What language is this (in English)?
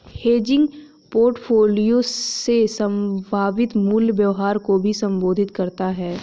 Hindi